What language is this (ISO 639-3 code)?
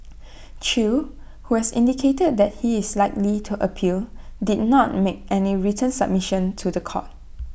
eng